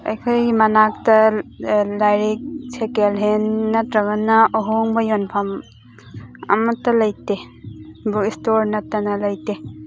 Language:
Manipuri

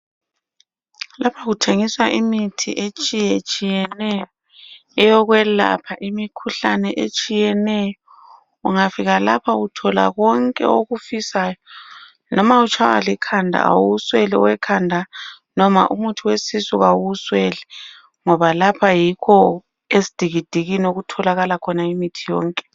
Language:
North Ndebele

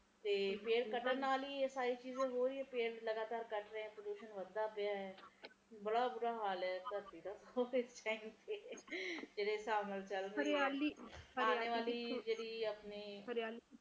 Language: Punjabi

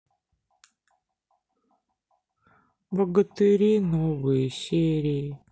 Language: Russian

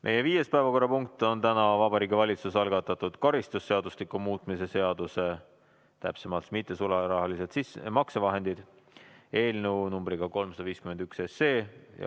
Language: Estonian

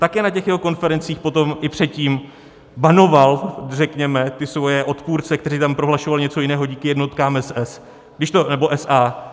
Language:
Czech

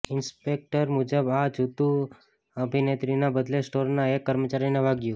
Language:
Gujarati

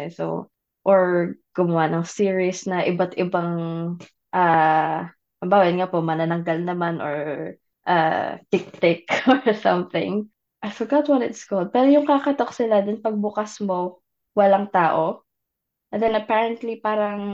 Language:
Filipino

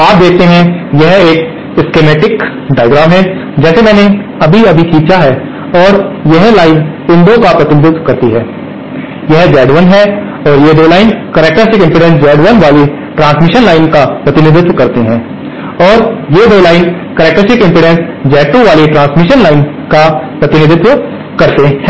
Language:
Hindi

